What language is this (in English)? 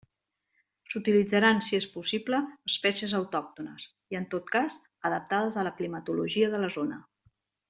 Catalan